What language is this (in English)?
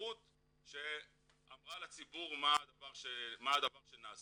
Hebrew